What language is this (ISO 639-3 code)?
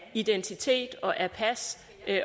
dan